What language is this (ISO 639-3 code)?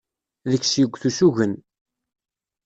kab